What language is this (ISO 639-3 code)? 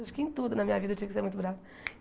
por